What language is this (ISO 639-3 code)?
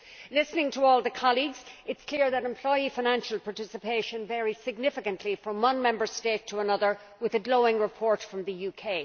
eng